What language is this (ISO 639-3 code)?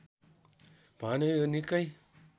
nep